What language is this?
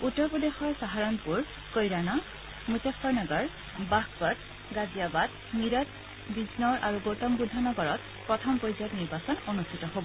Assamese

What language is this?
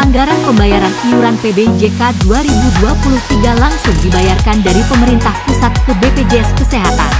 Indonesian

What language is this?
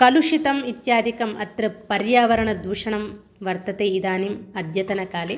Sanskrit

